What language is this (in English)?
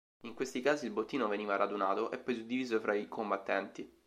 Italian